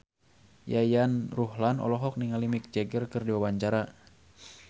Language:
Sundanese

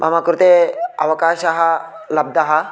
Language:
Sanskrit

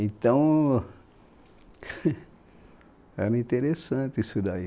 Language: Portuguese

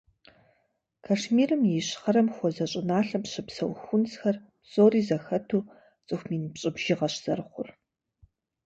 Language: Kabardian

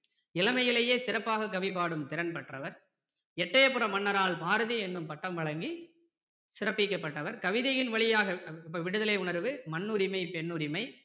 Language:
Tamil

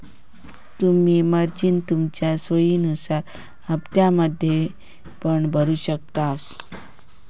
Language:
Marathi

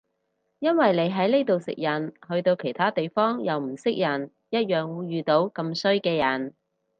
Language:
Cantonese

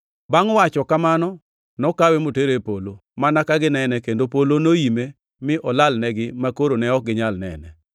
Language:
Luo (Kenya and Tanzania)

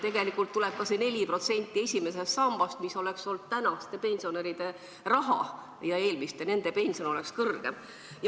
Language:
Estonian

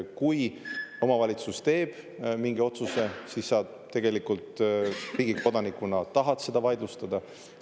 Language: Estonian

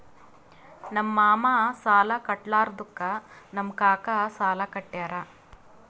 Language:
Kannada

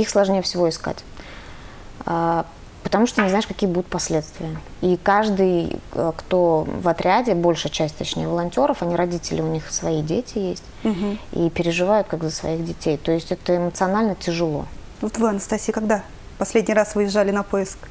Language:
Russian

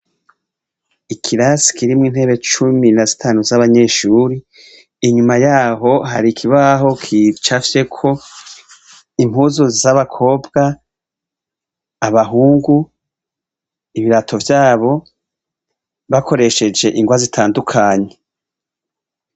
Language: Rundi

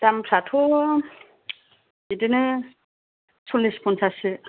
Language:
Bodo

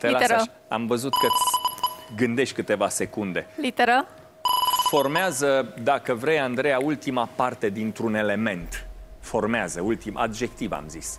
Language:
Romanian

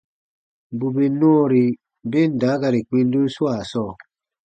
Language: Baatonum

